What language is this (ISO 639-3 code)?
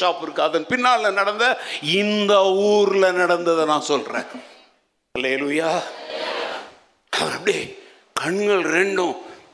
tam